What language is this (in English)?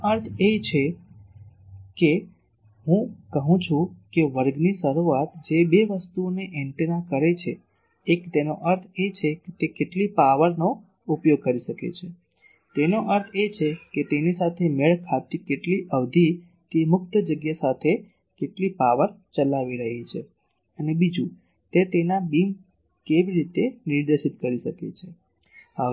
Gujarati